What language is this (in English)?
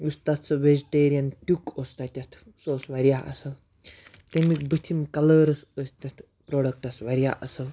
Kashmiri